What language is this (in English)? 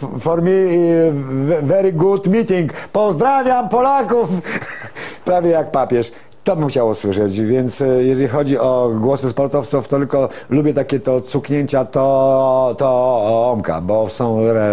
Polish